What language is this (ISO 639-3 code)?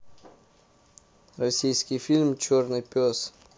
rus